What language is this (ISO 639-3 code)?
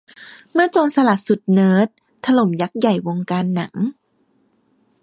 tha